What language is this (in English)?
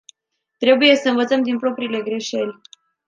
Romanian